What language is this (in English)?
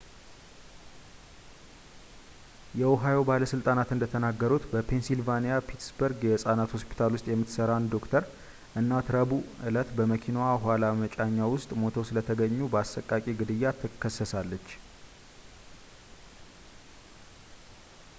Amharic